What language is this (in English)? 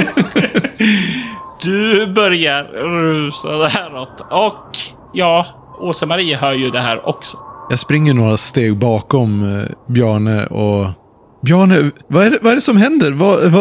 Swedish